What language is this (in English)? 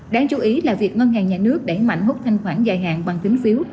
Vietnamese